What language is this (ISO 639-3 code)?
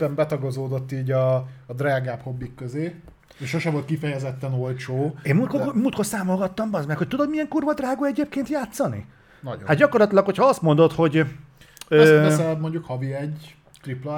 hun